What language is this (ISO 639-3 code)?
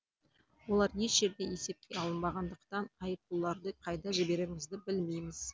kaz